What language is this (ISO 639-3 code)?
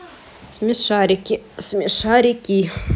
rus